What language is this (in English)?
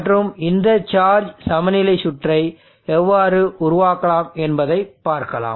Tamil